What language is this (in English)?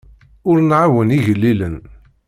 Kabyle